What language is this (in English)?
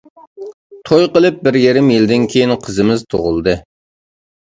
Uyghur